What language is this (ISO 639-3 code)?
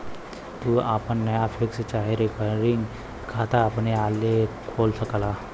bho